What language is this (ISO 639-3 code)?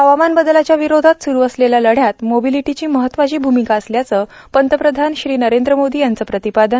mar